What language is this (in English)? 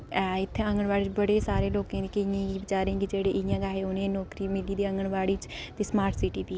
Dogri